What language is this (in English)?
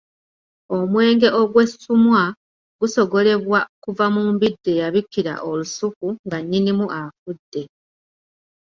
Ganda